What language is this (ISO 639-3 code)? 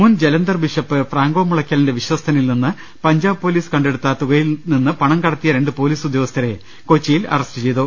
mal